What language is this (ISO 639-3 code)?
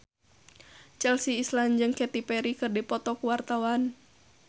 sun